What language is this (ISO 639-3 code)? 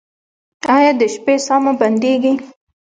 pus